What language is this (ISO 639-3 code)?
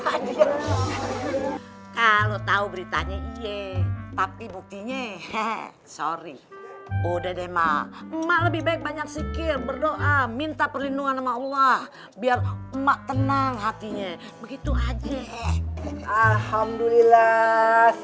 ind